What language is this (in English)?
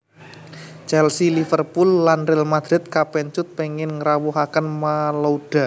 Javanese